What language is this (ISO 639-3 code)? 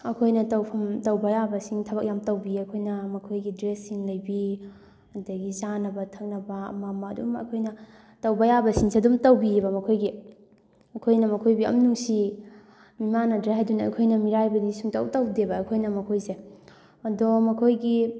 mni